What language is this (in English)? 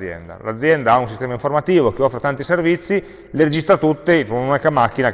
Italian